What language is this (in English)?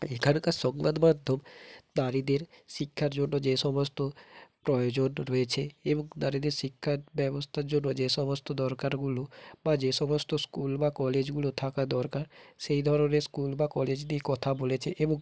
Bangla